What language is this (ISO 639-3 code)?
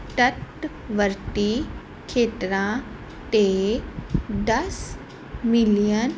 pan